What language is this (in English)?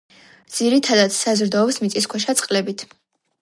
Georgian